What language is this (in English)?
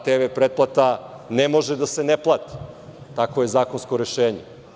Serbian